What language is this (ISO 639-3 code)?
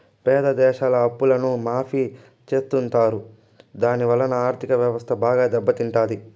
tel